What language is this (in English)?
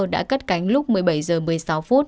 Vietnamese